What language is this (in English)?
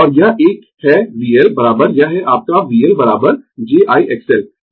Hindi